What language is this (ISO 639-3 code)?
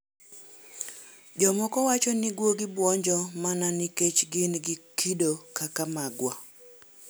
luo